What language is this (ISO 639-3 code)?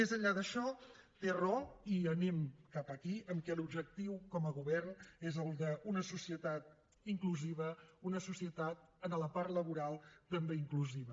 cat